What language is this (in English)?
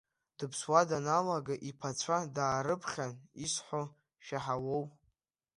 Abkhazian